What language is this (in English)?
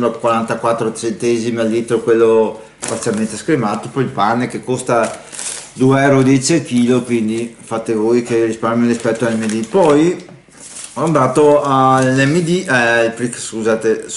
Italian